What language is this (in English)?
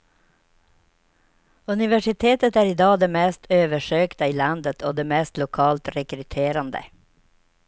Swedish